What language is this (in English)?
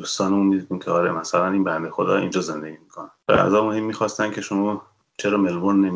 Persian